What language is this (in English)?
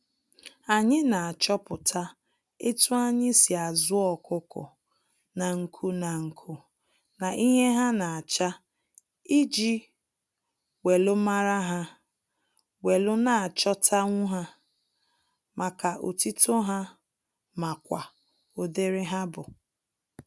Igbo